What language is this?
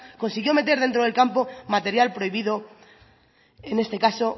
Spanish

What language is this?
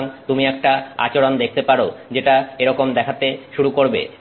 Bangla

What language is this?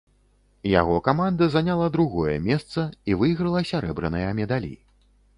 Belarusian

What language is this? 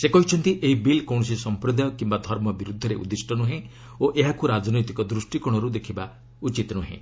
Odia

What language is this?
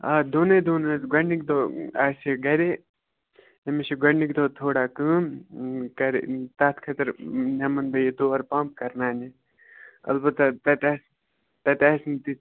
Kashmiri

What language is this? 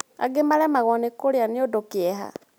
Kikuyu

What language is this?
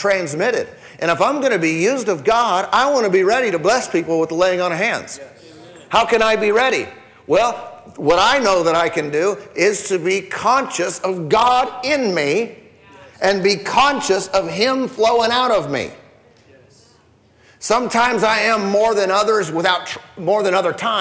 English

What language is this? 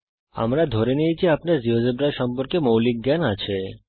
Bangla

